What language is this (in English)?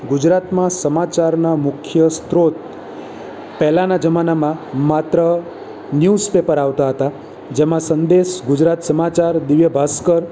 Gujarati